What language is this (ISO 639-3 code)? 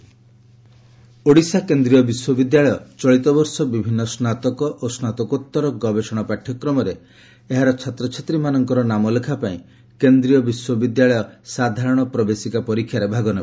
ori